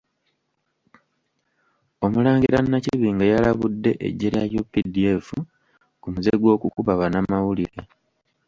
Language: Ganda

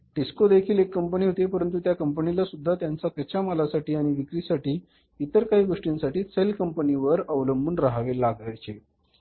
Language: Marathi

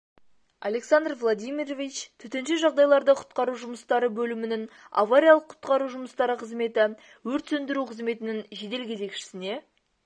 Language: Kazakh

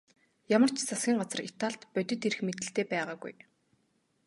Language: Mongolian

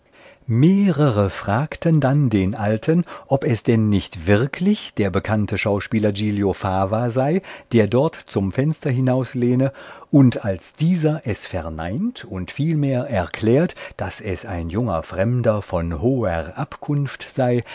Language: German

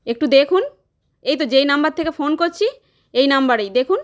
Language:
Bangla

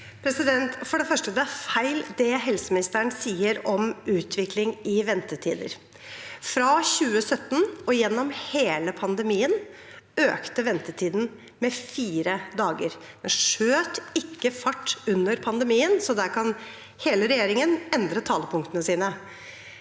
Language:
Norwegian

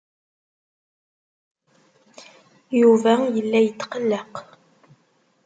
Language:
Kabyle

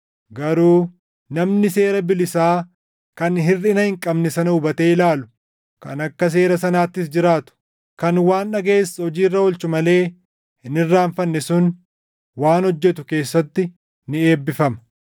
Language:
Oromo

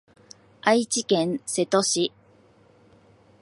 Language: Japanese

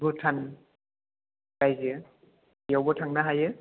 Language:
Bodo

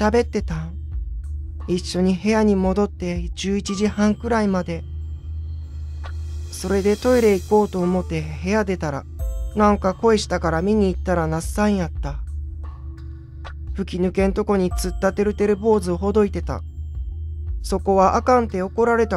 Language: Japanese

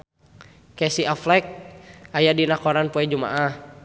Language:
Sundanese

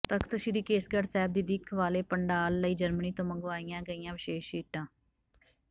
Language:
Punjabi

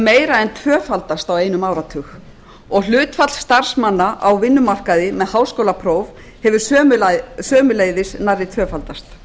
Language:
Icelandic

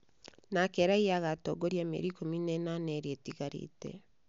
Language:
Kikuyu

